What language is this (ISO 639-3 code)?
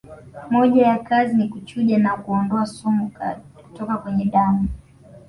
swa